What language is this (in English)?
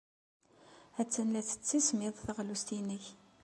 Kabyle